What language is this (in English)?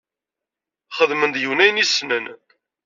Kabyle